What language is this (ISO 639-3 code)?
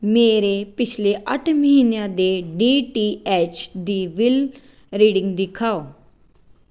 pan